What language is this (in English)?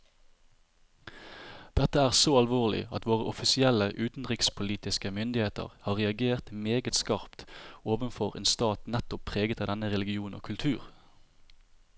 Norwegian